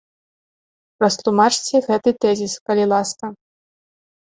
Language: Belarusian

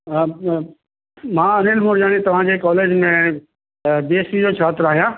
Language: Sindhi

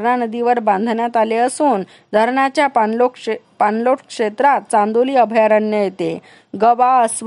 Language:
Marathi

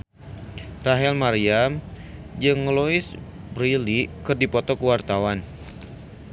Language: Sundanese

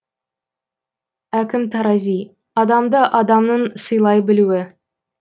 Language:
Kazakh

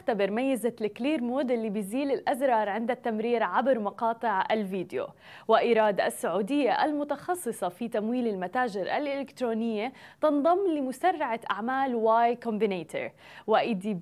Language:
Arabic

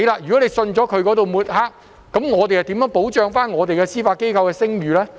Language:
Cantonese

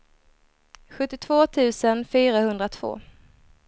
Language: Swedish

